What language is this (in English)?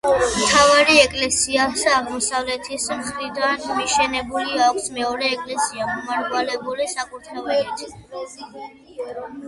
Georgian